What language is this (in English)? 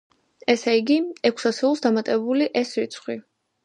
Georgian